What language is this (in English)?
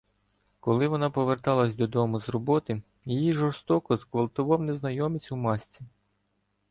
Ukrainian